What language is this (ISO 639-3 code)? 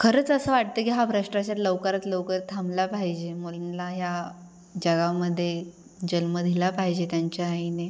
mar